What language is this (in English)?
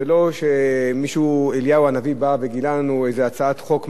Hebrew